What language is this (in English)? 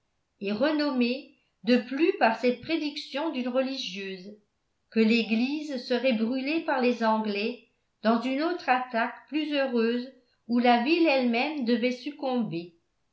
French